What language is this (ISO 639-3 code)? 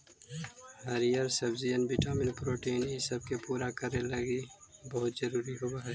mag